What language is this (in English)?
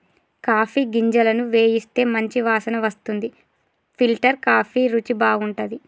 Telugu